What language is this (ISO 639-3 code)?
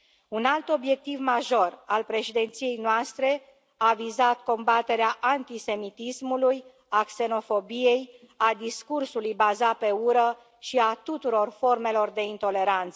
ron